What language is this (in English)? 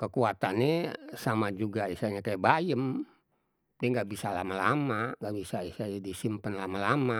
Betawi